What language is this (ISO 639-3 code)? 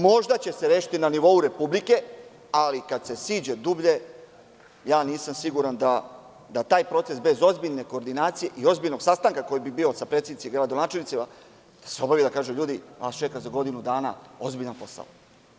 srp